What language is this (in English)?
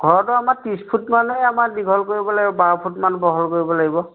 Assamese